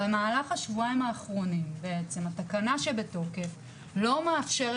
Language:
Hebrew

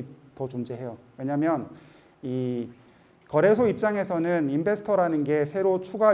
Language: Korean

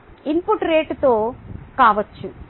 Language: Telugu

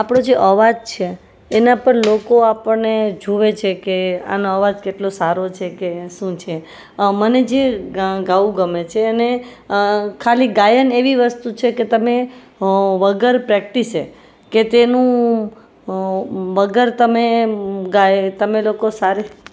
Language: Gujarati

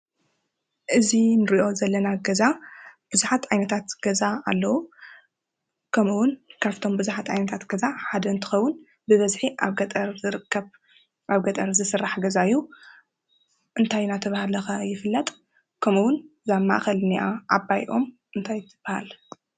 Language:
Tigrinya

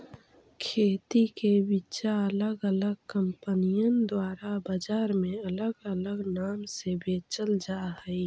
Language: Magahi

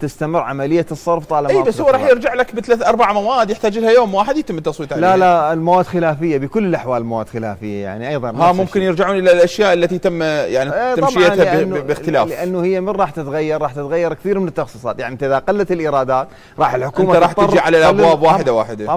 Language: Arabic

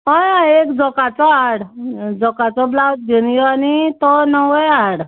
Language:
Konkani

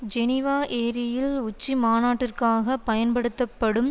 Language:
Tamil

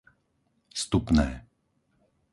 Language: Slovak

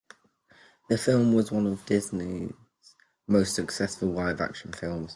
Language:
English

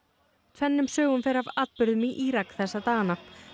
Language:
Icelandic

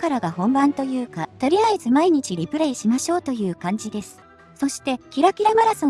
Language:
Japanese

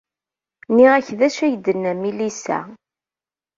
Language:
Kabyle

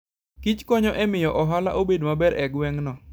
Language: Luo (Kenya and Tanzania)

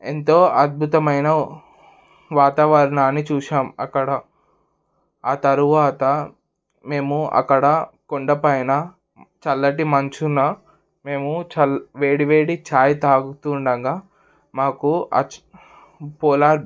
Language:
Telugu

